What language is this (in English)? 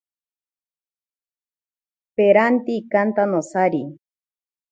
Ashéninka Perené